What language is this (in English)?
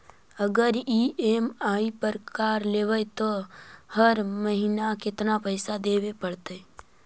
Magahi